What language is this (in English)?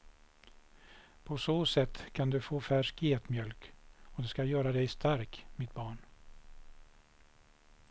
Swedish